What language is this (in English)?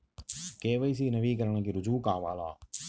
Telugu